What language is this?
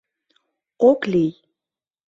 Mari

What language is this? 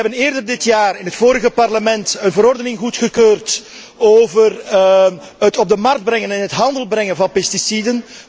Dutch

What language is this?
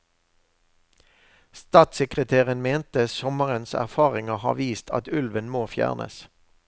Norwegian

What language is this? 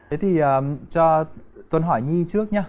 Vietnamese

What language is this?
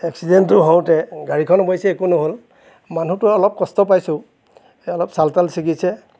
Assamese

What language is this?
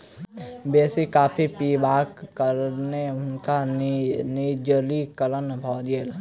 Maithili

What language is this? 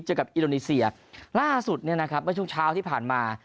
Thai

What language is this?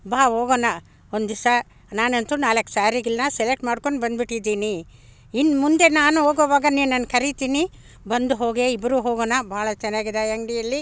Kannada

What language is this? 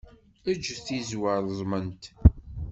Kabyle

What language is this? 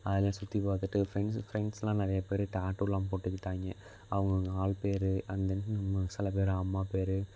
Tamil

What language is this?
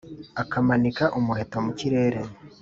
Kinyarwanda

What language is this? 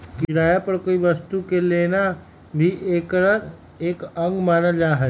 Magahi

